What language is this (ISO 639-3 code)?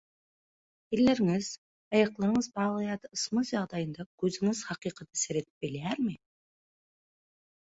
tuk